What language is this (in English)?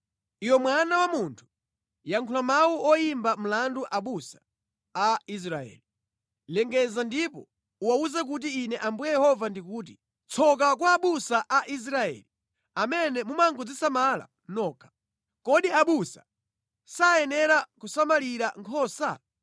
Nyanja